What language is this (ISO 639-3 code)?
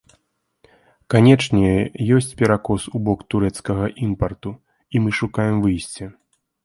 bel